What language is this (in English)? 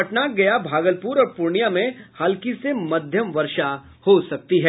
Hindi